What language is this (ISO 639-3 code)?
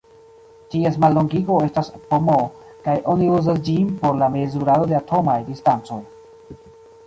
epo